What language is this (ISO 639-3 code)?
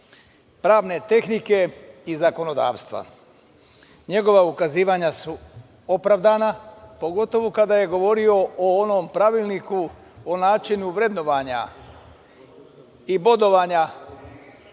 srp